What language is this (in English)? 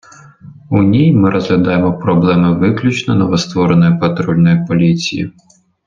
Ukrainian